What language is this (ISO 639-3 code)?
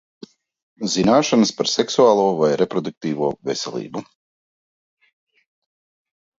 lav